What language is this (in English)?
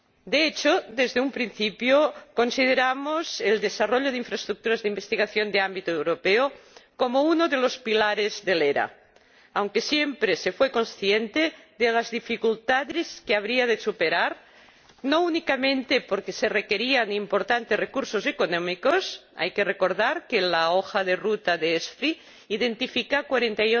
Spanish